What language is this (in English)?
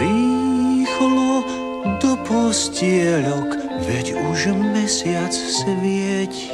Slovak